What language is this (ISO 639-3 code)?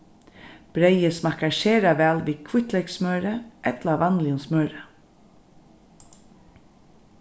fao